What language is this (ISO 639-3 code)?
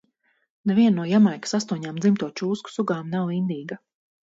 lav